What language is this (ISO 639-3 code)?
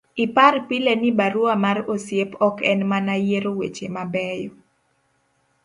luo